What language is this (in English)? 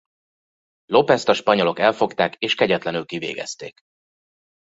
Hungarian